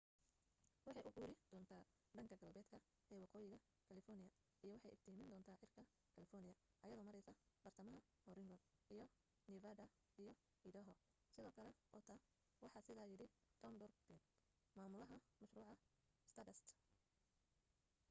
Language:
Somali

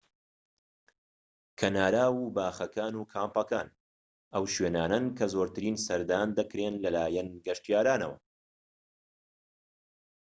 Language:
Central Kurdish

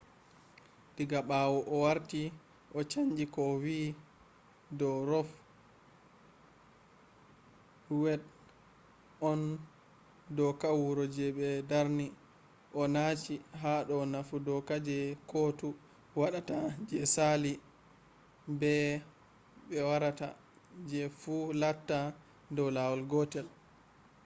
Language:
Fula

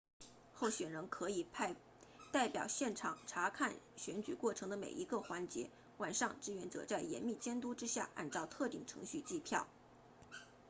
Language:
Chinese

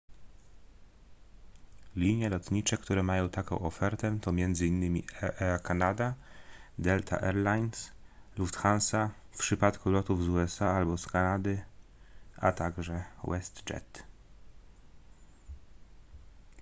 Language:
Polish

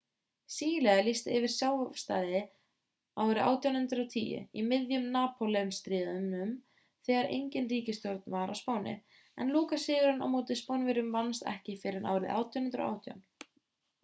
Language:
Icelandic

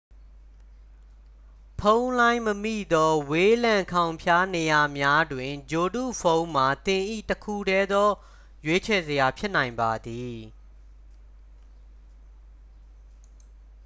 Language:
Burmese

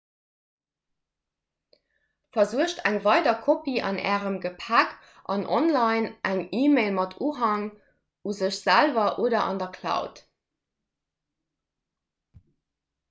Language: Luxembourgish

